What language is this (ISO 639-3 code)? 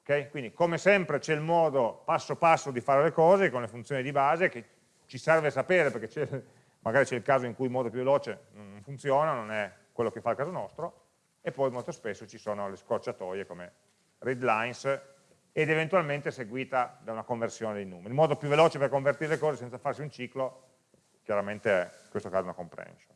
ita